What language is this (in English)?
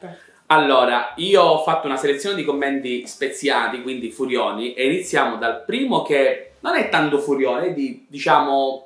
Italian